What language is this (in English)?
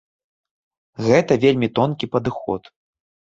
Belarusian